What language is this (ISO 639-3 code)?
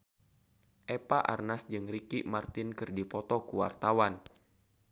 sun